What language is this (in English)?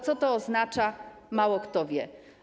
Polish